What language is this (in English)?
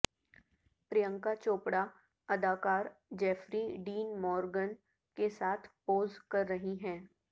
Urdu